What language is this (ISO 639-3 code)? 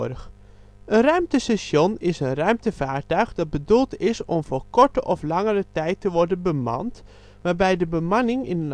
nld